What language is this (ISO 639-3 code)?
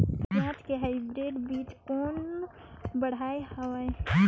hne